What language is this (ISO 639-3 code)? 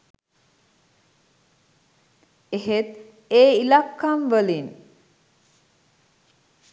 sin